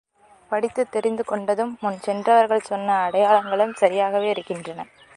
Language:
Tamil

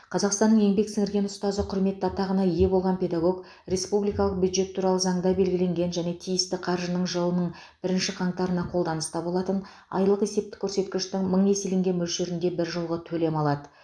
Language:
Kazakh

